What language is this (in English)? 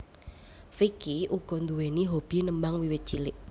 Javanese